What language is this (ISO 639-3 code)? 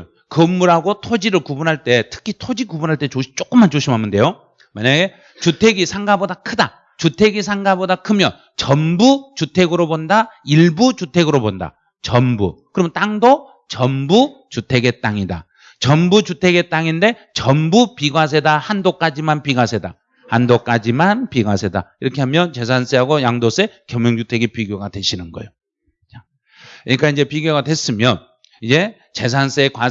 kor